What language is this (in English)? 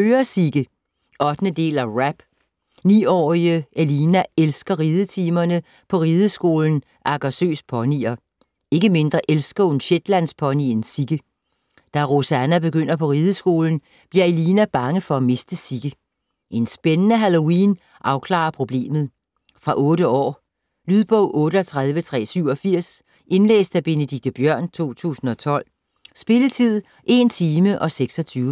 Danish